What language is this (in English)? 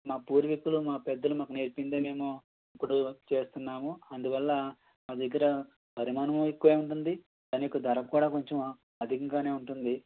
Telugu